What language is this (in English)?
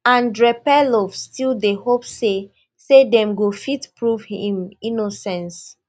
Nigerian Pidgin